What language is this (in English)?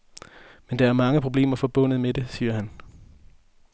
Danish